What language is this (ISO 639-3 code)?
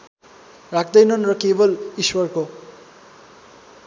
nep